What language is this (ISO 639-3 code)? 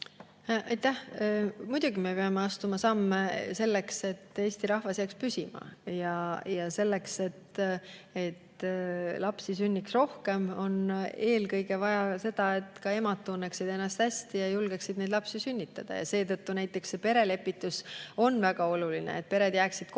est